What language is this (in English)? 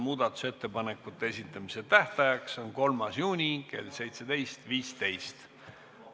Estonian